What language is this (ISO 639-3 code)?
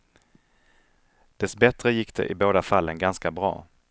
swe